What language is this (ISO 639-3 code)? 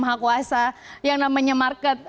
ind